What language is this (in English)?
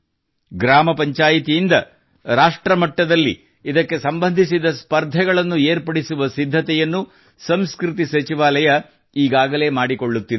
Kannada